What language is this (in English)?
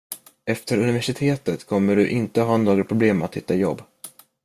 Swedish